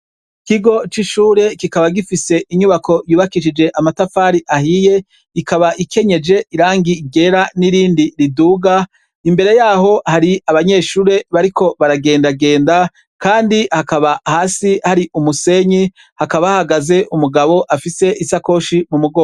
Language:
Rundi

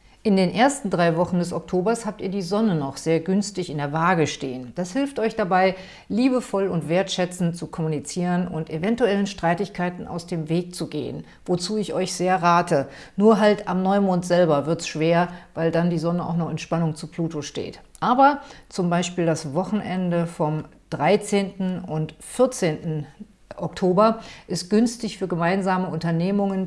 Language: German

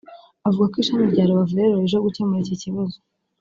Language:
Kinyarwanda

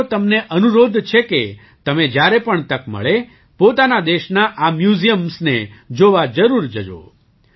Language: Gujarati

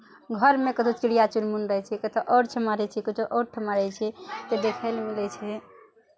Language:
Maithili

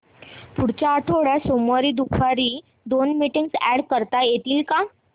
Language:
Marathi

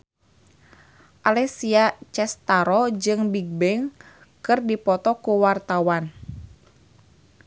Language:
Sundanese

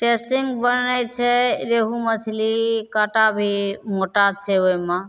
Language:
Maithili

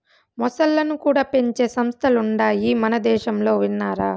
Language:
Telugu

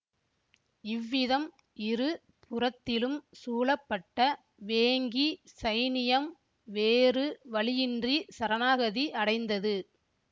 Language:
Tamil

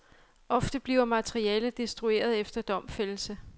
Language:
Danish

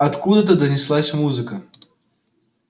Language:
Russian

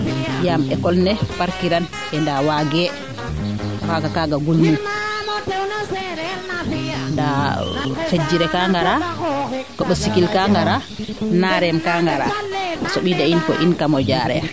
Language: Serer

